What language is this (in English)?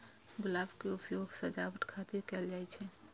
Maithili